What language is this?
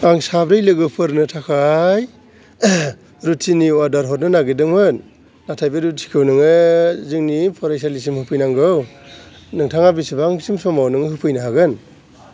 Bodo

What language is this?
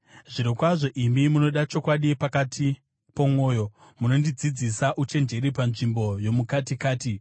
Shona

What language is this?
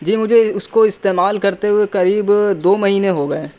Urdu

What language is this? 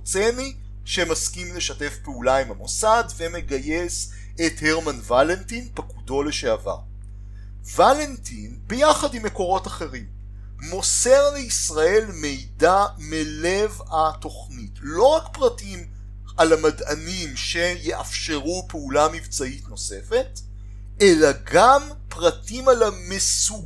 Hebrew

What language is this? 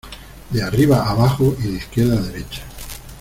Spanish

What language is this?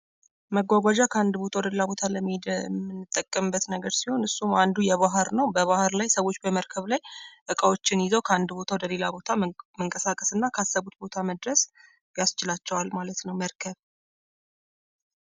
Amharic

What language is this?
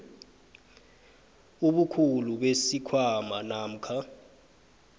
South Ndebele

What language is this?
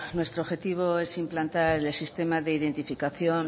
Spanish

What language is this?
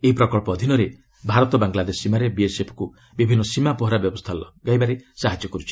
Odia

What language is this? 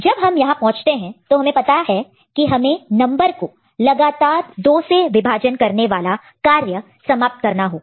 Hindi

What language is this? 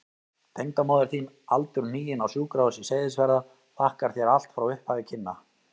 Icelandic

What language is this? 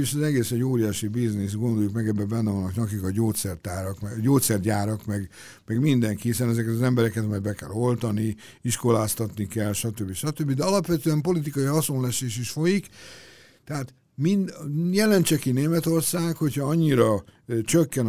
Hungarian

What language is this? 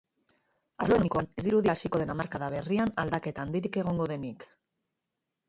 Basque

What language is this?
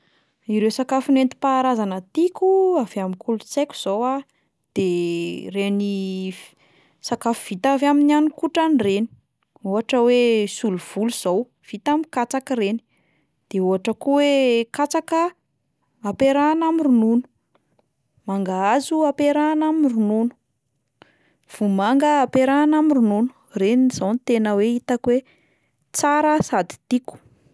Malagasy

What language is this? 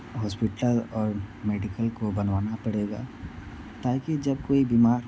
Hindi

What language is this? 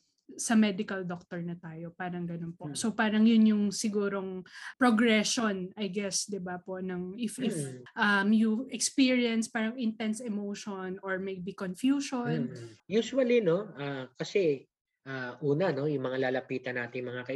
Filipino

